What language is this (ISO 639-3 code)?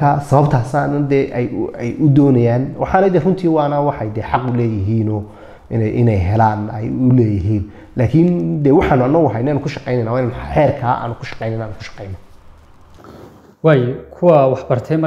ara